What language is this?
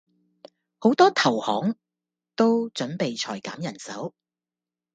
Cantonese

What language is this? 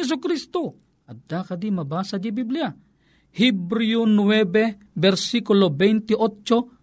Filipino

